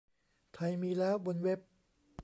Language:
Thai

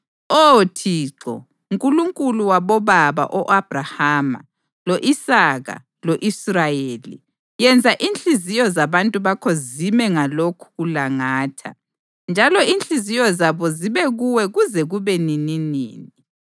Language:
North Ndebele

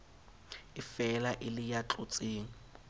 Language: Southern Sotho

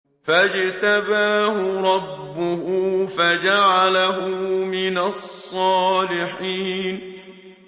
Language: Arabic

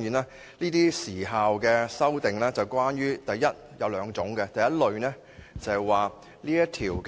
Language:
Cantonese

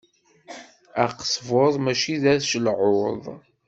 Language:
Kabyle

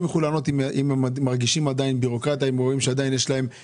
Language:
Hebrew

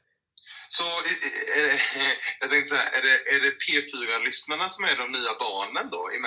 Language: Swedish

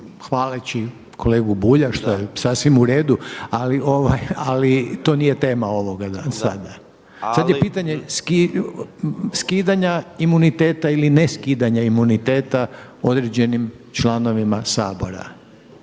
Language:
Croatian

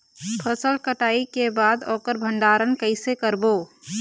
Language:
Chhattisgarhi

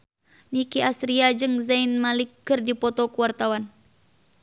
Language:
Sundanese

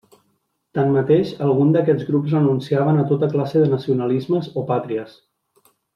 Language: Catalan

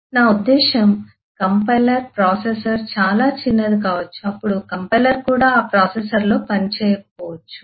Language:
Telugu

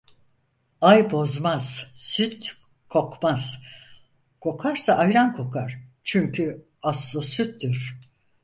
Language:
Turkish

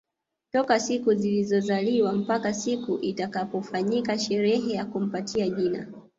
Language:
Swahili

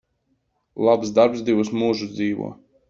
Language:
Latvian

